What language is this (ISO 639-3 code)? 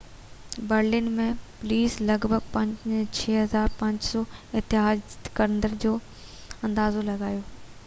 snd